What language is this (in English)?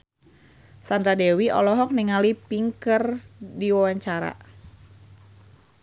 Sundanese